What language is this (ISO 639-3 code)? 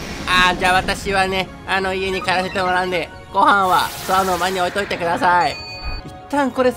jpn